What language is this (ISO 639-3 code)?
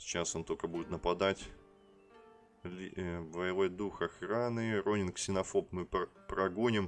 rus